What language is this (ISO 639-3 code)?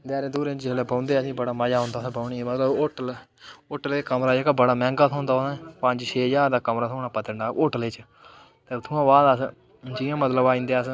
doi